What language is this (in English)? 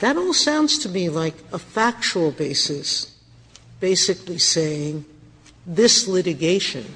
English